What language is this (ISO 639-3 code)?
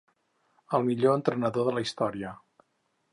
cat